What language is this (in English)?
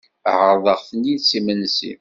Kabyle